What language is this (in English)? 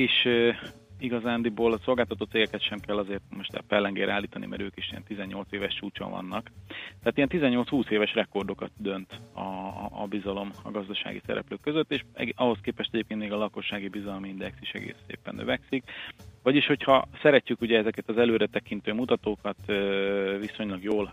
Hungarian